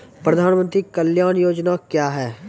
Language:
Maithili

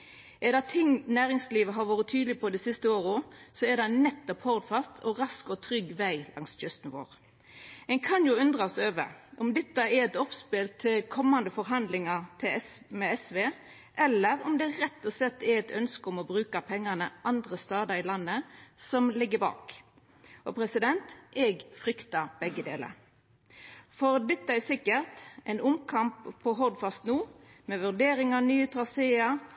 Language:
Norwegian Nynorsk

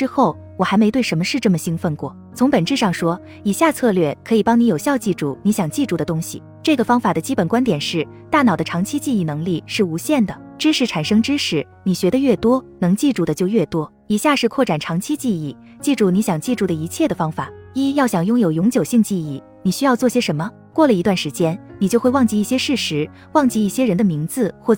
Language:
Chinese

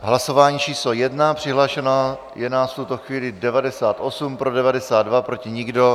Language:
Czech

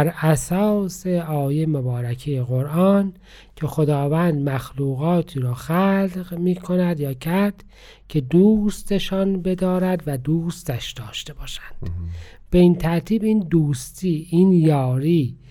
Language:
Persian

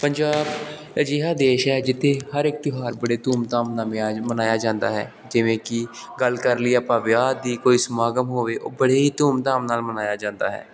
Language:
Punjabi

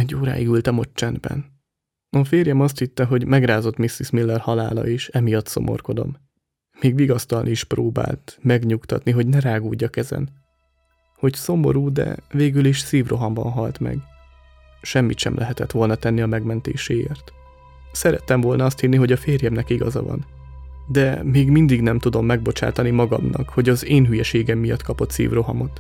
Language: Hungarian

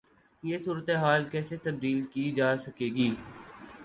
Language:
Urdu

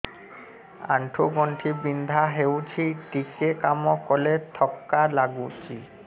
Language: Odia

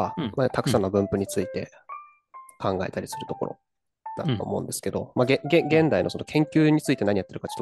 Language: Japanese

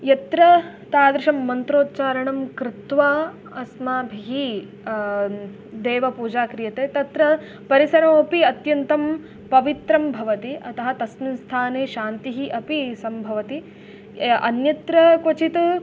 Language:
Sanskrit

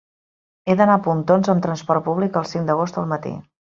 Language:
Catalan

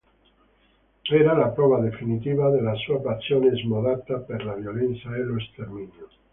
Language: Italian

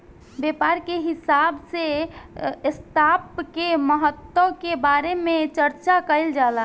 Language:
Bhojpuri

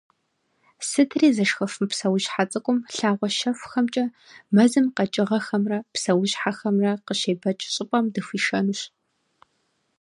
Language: Kabardian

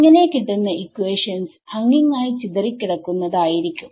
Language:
Malayalam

